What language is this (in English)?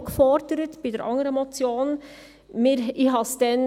Swiss German